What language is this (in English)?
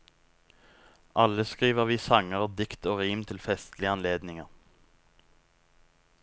Norwegian